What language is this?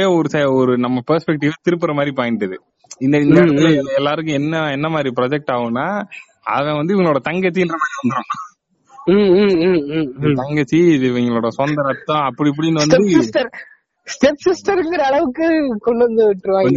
Tamil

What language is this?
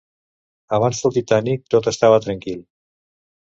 Catalan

